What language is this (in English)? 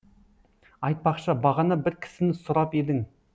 Kazakh